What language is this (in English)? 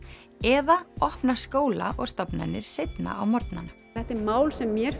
Icelandic